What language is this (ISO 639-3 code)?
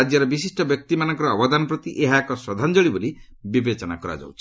ori